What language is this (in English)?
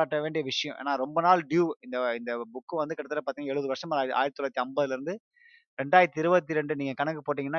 Tamil